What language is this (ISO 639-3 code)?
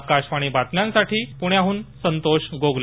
mar